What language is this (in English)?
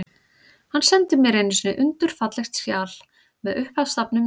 Icelandic